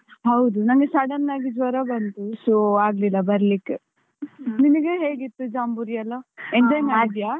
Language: Kannada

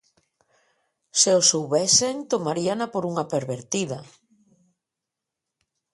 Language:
Galician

